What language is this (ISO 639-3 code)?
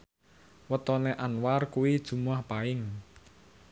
jav